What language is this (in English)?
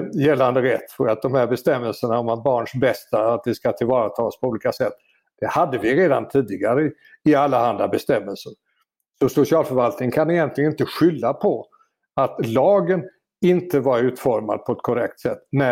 Swedish